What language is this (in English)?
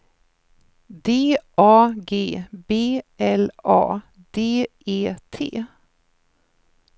Swedish